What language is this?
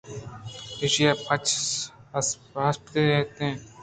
Eastern Balochi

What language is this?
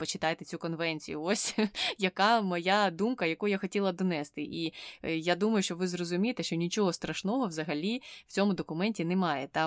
Ukrainian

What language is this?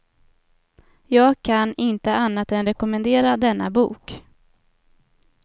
Swedish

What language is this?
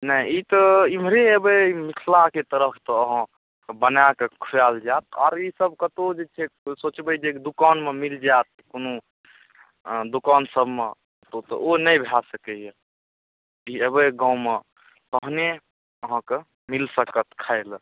Maithili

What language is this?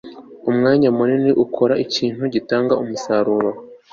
Kinyarwanda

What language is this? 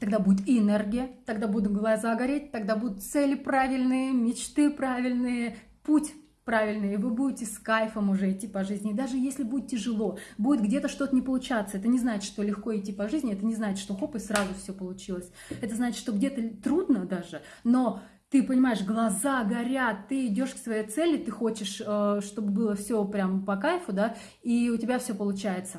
Russian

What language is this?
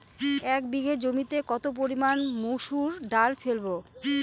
Bangla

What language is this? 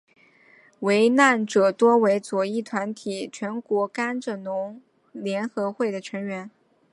Chinese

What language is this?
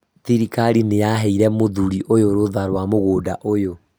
Kikuyu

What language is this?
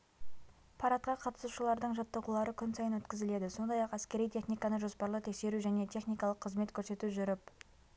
Kazakh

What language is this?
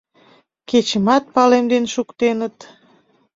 Mari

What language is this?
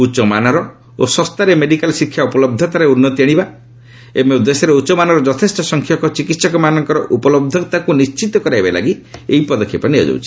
Odia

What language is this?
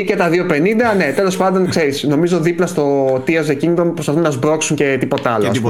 Greek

